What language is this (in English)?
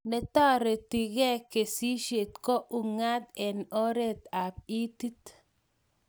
Kalenjin